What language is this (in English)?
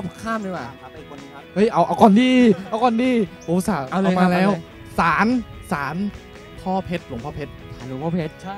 Thai